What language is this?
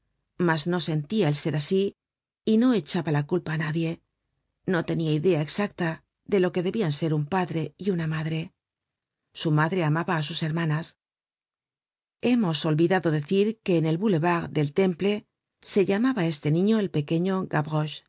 Spanish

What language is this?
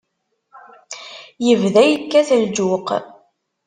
Kabyle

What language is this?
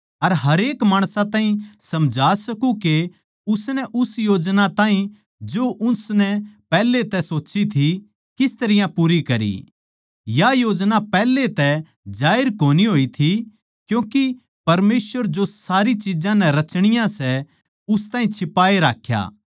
Haryanvi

